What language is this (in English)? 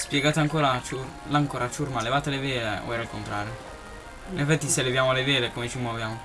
Italian